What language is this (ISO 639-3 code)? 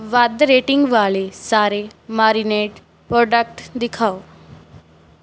pan